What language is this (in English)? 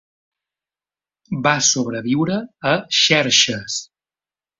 Catalan